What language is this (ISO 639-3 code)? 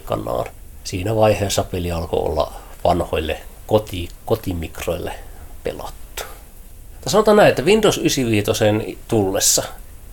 fin